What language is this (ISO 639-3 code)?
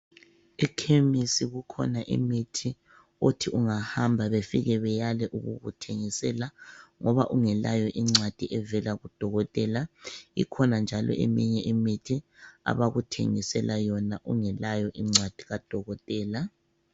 nde